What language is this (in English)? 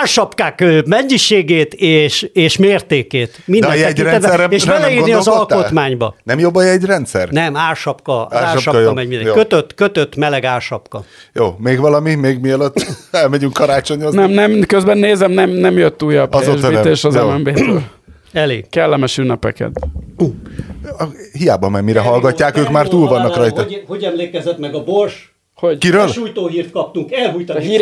Hungarian